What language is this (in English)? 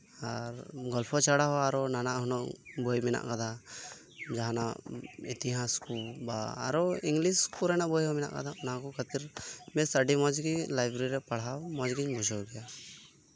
Santali